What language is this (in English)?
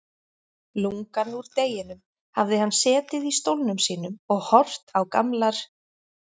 Icelandic